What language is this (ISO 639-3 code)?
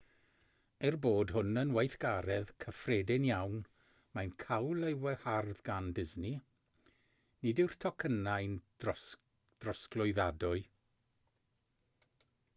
cym